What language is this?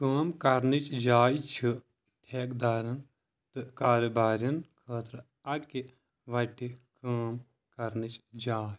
Kashmiri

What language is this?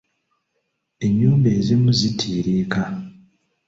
Ganda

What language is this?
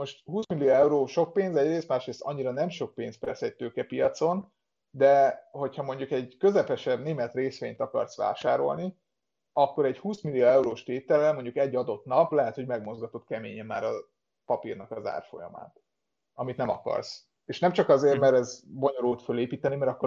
Hungarian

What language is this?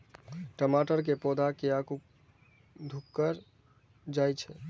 Maithili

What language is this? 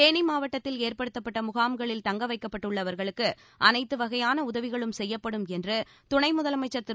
Tamil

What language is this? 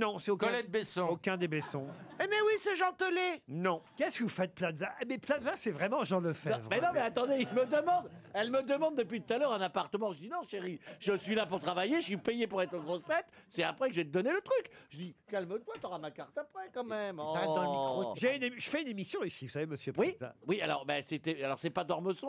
French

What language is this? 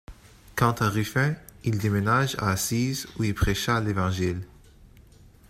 French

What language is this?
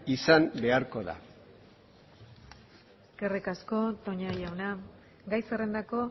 Basque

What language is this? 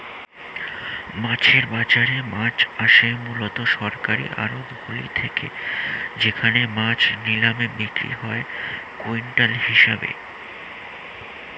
Bangla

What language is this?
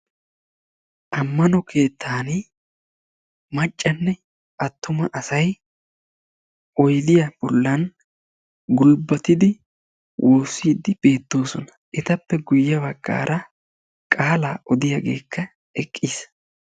Wolaytta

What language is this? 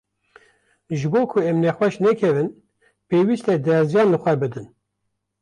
Kurdish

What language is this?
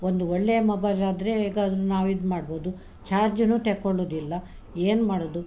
Kannada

